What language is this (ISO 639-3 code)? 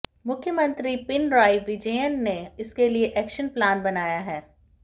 hin